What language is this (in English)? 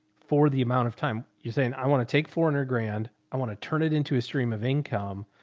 English